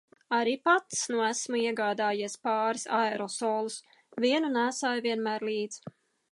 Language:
Latvian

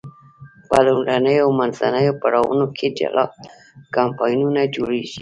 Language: Pashto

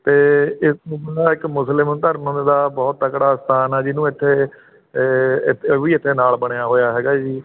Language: Punjabi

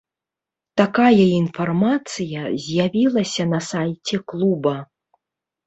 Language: Belarusian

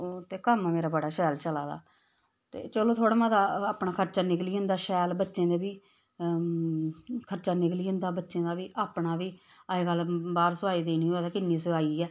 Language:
Dogri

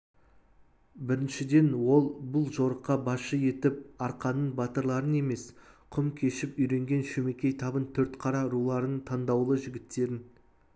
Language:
Kazakh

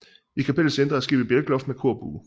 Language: Danish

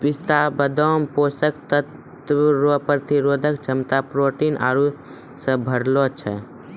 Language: Maithili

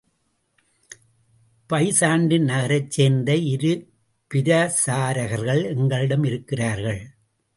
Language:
Tamil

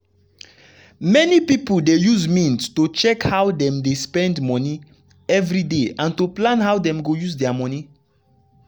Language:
Nigerian Pidgin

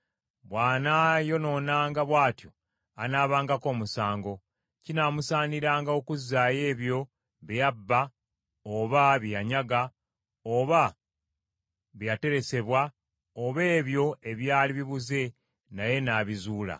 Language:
Ganda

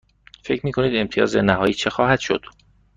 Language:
Persian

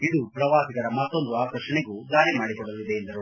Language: Kannada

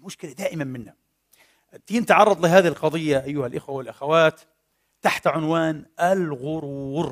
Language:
Arabic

